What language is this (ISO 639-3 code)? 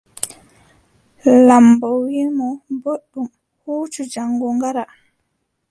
fub